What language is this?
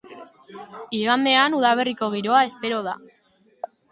Basque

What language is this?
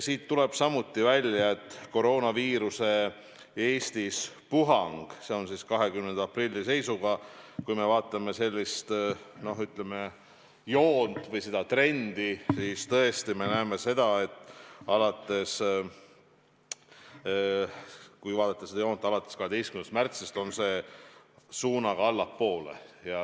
Estonian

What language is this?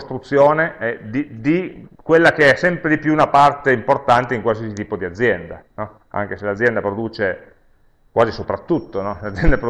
Italian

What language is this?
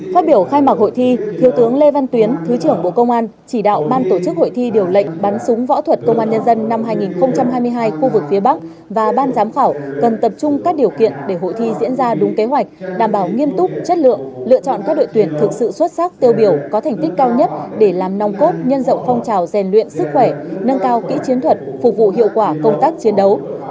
Vietnamese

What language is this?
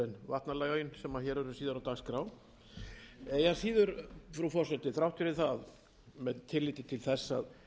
Icelandic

